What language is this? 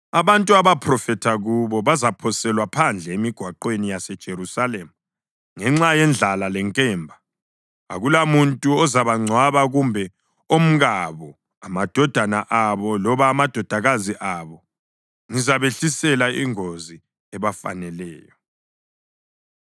North Ndebele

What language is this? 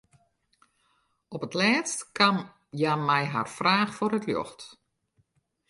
Western Frisian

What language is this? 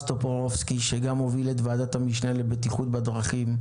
Hebrew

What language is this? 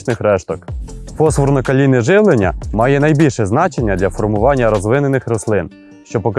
Ukrainian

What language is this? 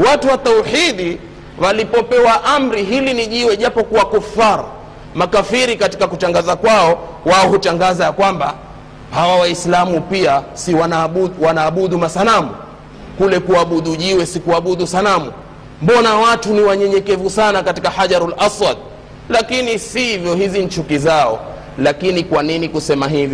Swahili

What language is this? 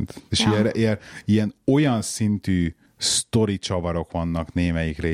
Hungarian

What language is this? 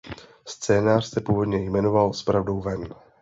Czech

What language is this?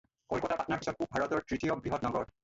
Assamese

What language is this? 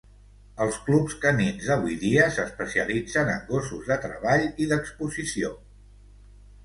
Catalan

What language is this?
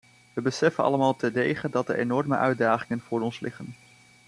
Dutch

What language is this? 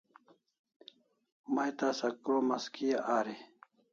Kalasha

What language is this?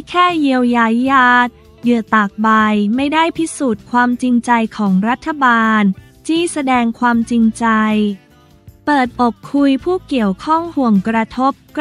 Thai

